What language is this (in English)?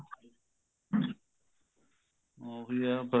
Punjabi